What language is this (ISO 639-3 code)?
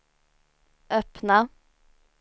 swe